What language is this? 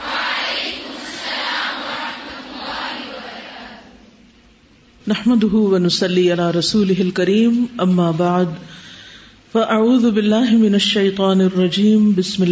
Urdu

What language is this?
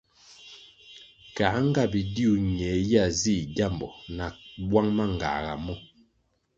Kwasio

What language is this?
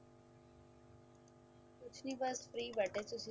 Punjabi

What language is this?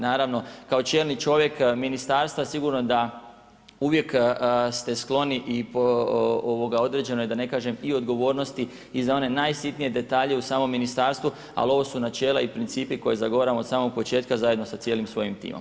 Croatian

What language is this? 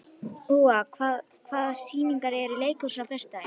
Icelandic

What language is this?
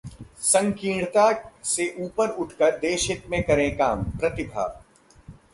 Hindi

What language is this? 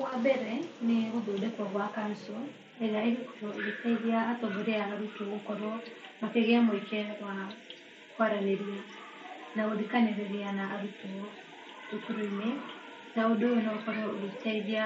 Kikuyu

